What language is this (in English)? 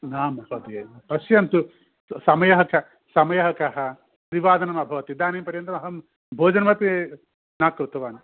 Sanskrit